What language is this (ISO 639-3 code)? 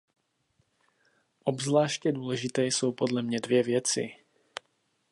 ces